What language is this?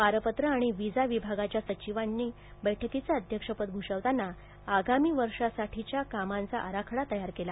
Marathi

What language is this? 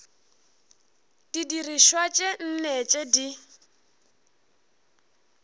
Northern Sotho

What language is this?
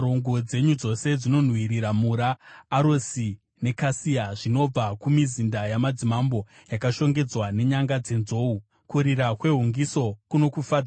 Shona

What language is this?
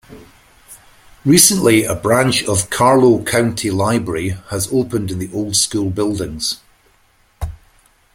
English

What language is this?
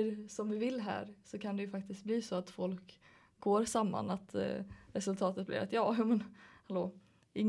Swedish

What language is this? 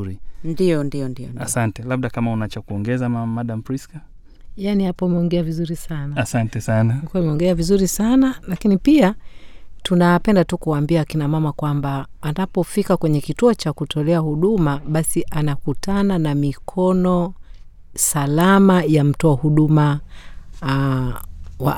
Swahili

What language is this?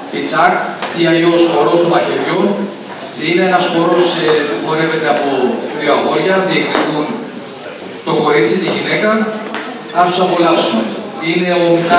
Greek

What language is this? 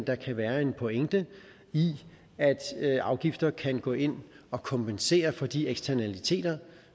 Danish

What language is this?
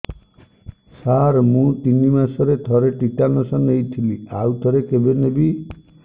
Odia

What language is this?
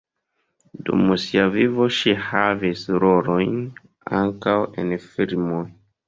Esperanto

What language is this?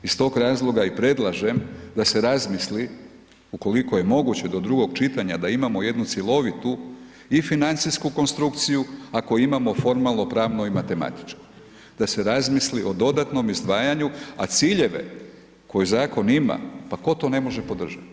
Croatian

